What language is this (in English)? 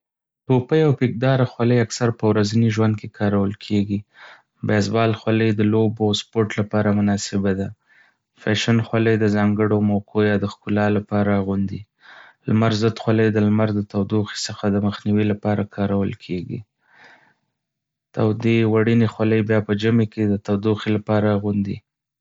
Pashto